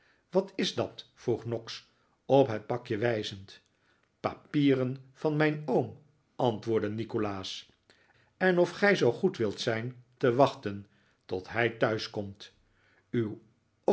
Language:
Dutch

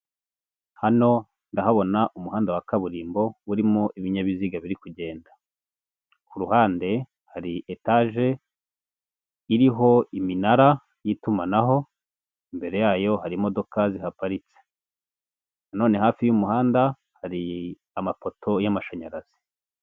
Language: Kinyarwanda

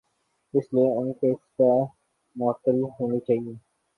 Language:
Urdu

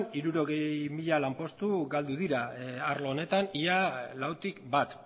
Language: Basque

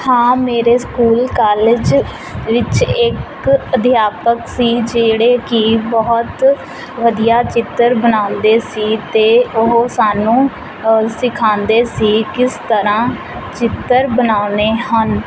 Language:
Punjabi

